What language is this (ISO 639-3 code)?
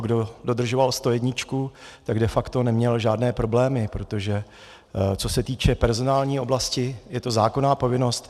ces